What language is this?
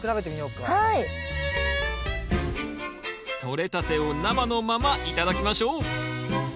Japanese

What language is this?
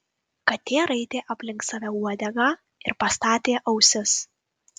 Lithuanian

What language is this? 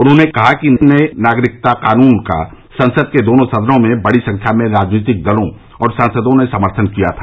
Hindi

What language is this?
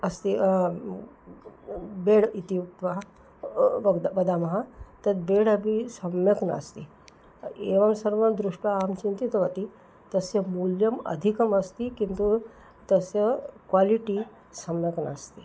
Sanskrit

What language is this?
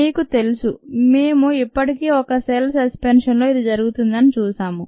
Telugu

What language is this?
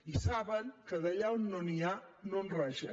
Catalan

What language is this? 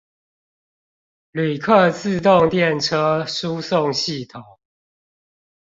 Chinese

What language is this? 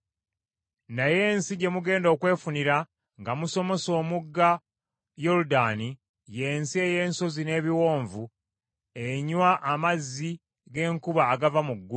Ganda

